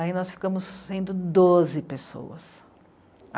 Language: Portuguese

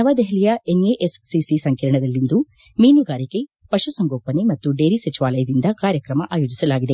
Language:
Kannada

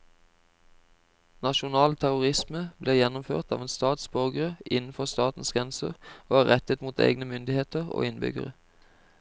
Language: Norwegian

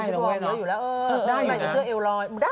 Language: Thai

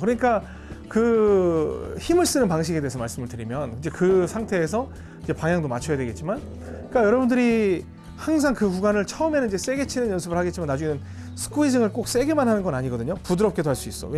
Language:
Korean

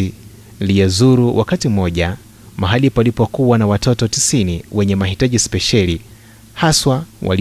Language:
Swahili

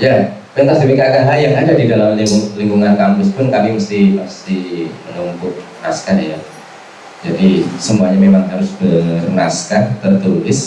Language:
Indonesian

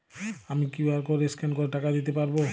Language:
Bangla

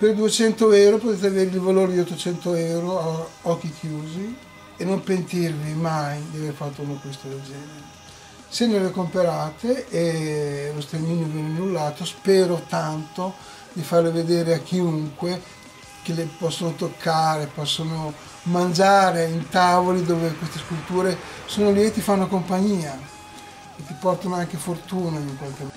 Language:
Italian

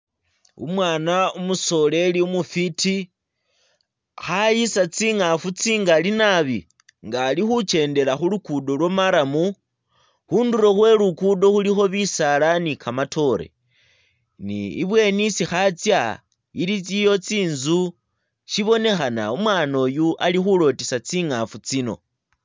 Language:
Masaaba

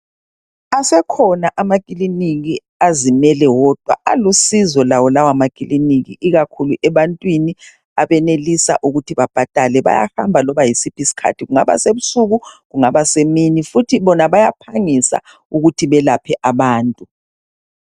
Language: North Ndebele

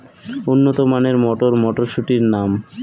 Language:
Bangla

